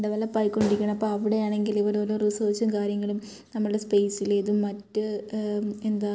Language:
Malayalam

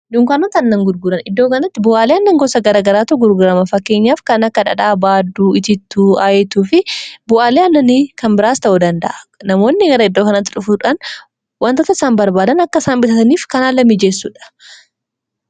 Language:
Oromo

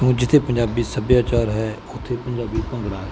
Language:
Punjabi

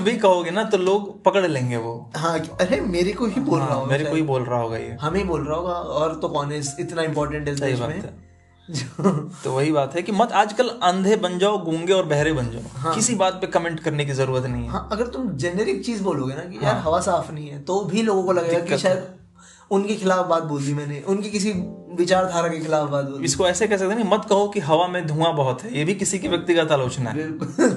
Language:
Hindi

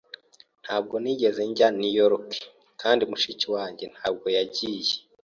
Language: Kinyarwanda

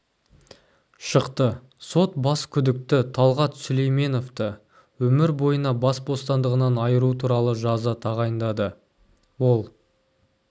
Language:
Kazakh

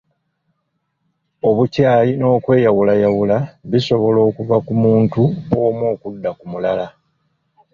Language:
Ganda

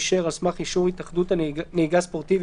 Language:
Hebrew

